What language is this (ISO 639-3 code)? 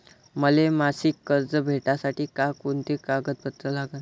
mar